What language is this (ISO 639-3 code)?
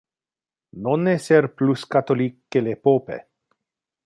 ina